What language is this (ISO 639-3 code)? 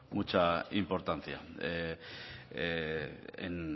spa